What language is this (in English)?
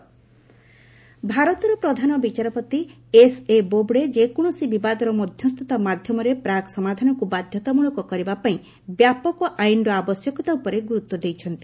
Odia